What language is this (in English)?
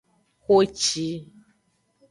Aja (Benin)